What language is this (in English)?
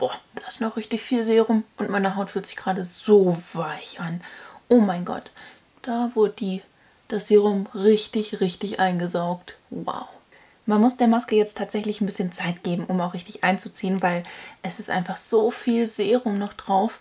German